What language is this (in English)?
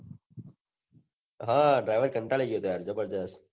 Gujarati